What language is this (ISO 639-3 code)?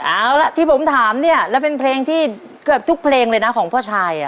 tha